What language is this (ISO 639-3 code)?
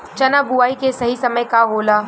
bho